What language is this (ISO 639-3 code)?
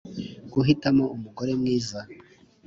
kin